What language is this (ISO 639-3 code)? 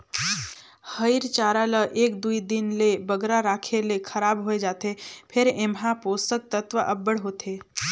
hne